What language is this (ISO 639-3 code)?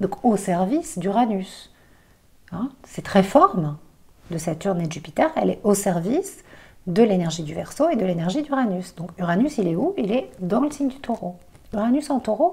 fra